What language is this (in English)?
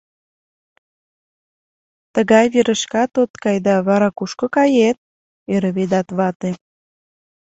Mari